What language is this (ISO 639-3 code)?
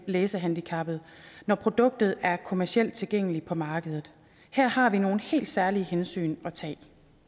dan